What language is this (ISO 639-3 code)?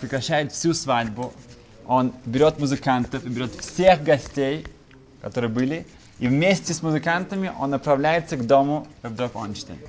rus